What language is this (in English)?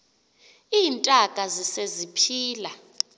Xhosa